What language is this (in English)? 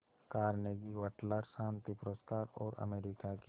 Hindi